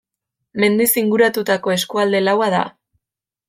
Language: Basque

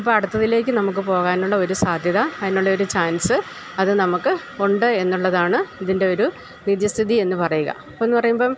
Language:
Malayalam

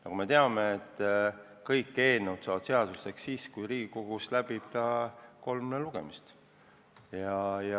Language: Estonian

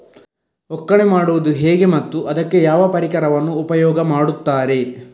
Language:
Kannada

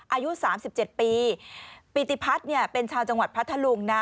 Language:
Thai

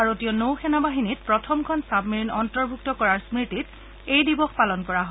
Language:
Assamese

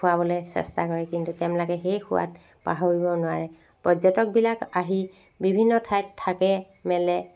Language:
Assamese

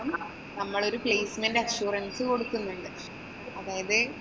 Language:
Malayalam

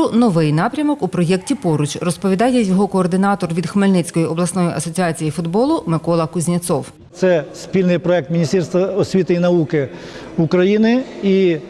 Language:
Ukrainian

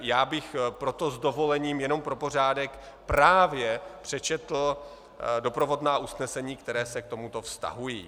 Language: Czech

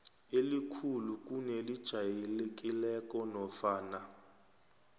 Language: South Ndebele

